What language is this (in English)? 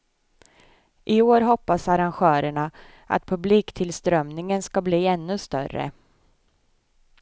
Swedish